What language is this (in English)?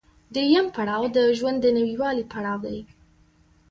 Pashto